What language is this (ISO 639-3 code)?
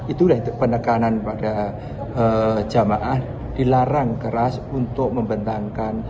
ind